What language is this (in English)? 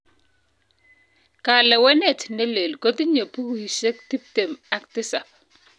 Kalenjin